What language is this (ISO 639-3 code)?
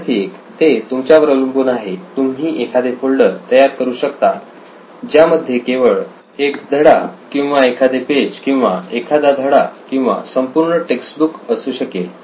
mar